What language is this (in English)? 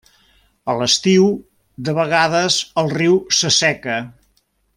Catalan